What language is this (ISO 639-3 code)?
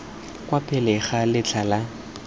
tsn